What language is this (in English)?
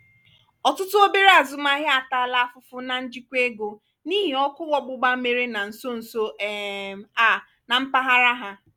Igbo